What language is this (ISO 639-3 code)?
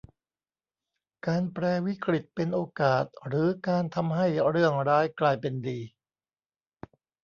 tha